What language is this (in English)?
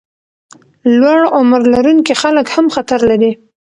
Pashto